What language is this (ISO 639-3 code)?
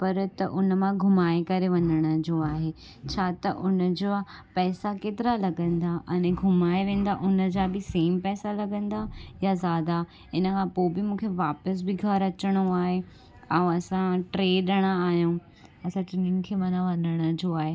snd